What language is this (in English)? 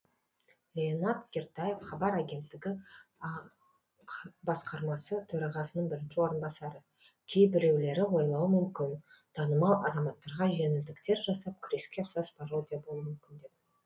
Kazakh